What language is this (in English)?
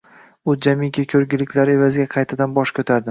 Uzbek